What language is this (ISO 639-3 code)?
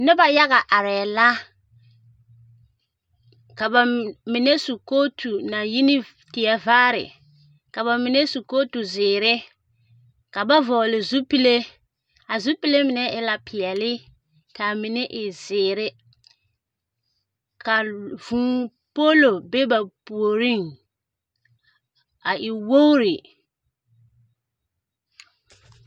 dga